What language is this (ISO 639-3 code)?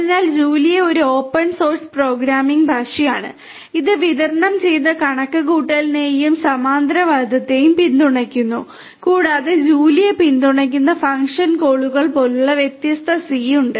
mal